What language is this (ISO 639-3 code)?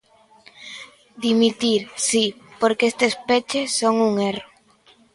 glg